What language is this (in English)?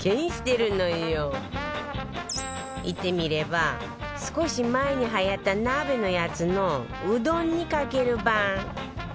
Japanese